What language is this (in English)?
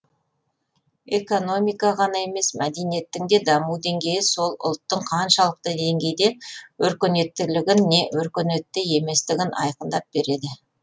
Kazakh